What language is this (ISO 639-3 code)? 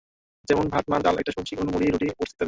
ben